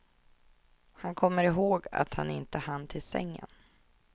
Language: Swedish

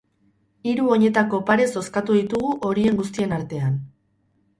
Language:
Basque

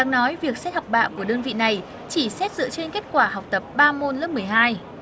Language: Vietnamese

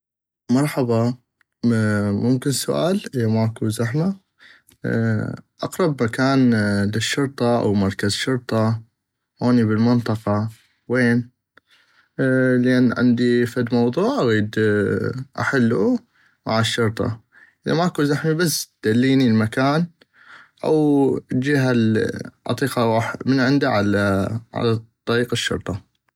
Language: North Mesopotamian Arabic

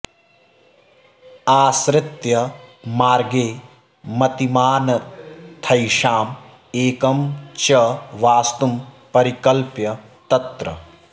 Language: Sanskrit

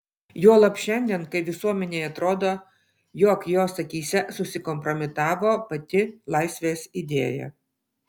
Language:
Lithuanian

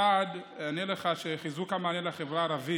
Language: Hebrew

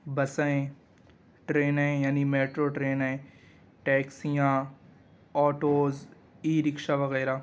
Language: Urdu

